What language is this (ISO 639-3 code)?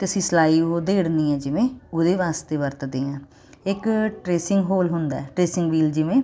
pan